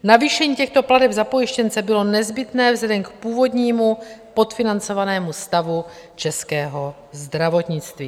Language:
Czech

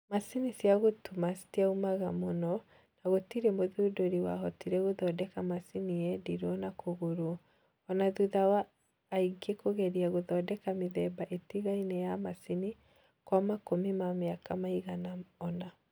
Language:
Kikuyu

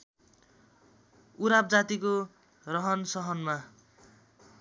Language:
Nepali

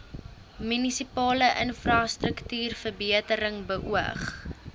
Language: Afrikaans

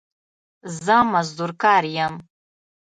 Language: Pashto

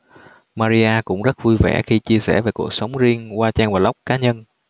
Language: Vietnamese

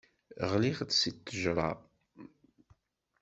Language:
Kabyle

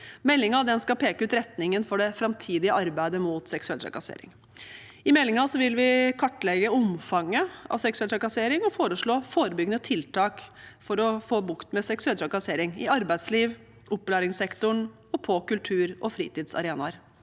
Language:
Norwegian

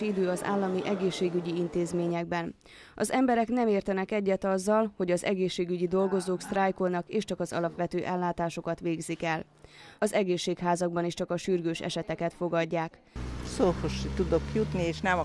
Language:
Hungarian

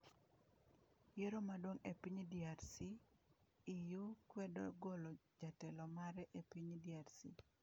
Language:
Luo (Kenya and Tanzania)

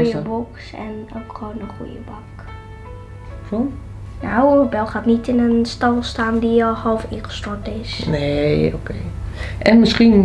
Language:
Dutch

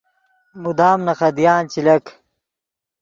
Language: Yidgha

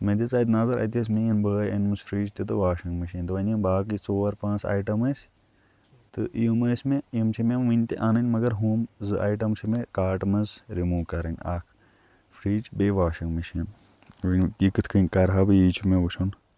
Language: Kashmiri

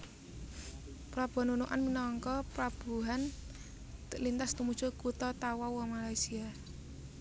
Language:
Javanese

